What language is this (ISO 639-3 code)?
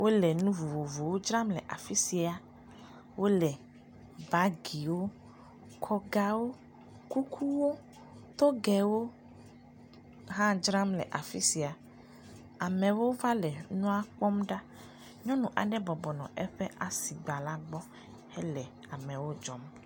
ewe